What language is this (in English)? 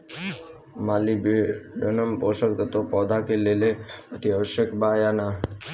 Bhojpuri